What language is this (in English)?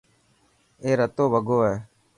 Dhatki